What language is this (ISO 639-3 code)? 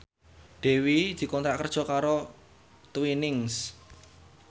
jav